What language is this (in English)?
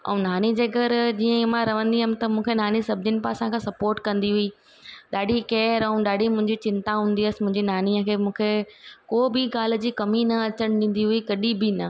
Sindhi